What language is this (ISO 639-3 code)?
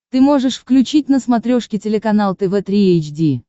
rus